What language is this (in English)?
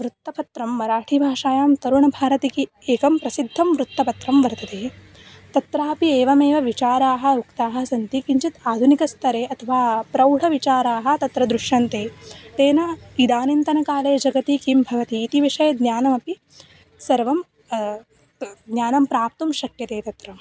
Sanskrit